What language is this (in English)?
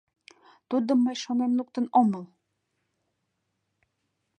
Mari